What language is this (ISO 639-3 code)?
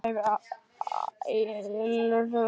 isl